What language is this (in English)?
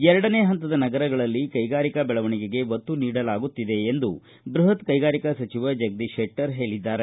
Kannada